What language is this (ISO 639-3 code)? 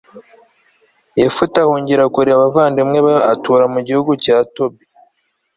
kin